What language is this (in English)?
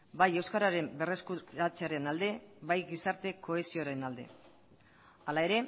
Basque